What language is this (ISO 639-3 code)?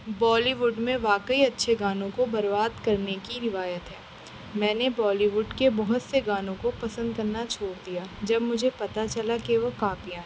urd